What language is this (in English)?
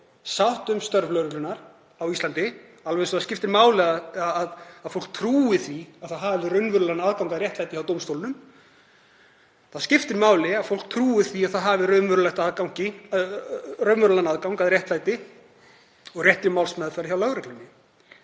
Icelandic